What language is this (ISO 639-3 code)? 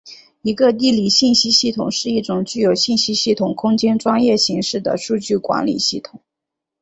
zho